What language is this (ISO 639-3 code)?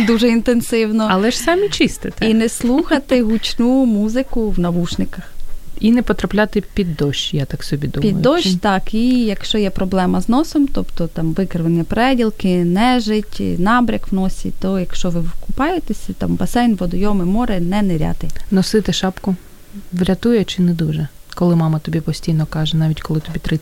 ukr